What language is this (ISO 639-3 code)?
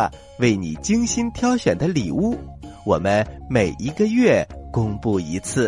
zho